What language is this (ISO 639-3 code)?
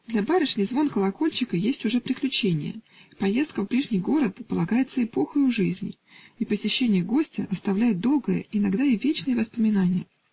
rus